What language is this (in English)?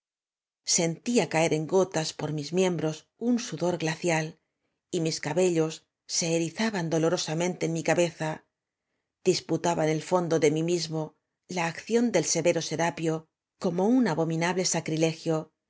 Spanish